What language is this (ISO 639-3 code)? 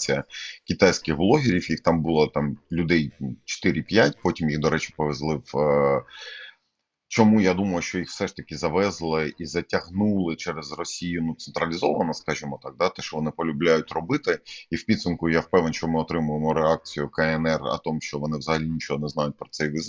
ukr